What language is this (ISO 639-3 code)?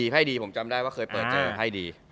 tha